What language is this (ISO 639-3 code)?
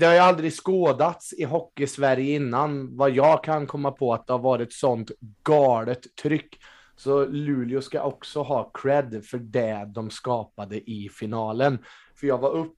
swe